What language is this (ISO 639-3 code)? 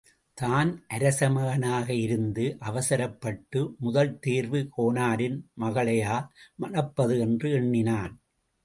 tam